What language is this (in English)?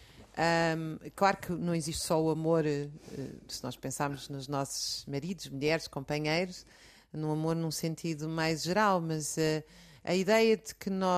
Portuguese